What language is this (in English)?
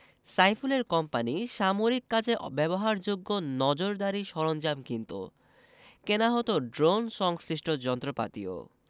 Bangla